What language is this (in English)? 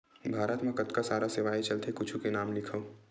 Chhattisgarhi